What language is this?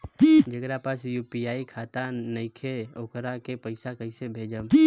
Bhojpuri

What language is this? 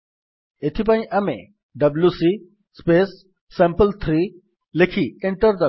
Odia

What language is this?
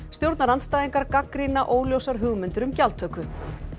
Icelandic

